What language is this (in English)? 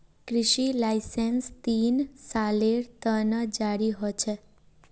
Magahi